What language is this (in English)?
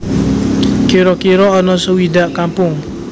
Javanese